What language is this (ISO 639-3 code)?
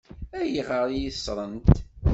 kab